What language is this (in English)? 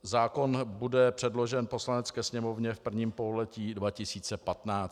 Czech